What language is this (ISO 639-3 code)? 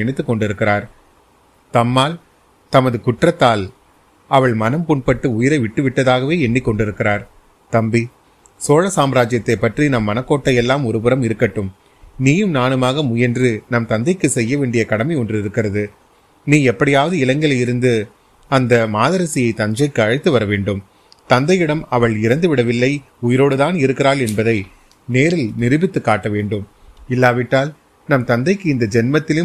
tam